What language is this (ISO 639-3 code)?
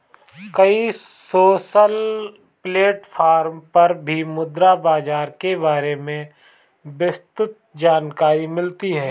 hin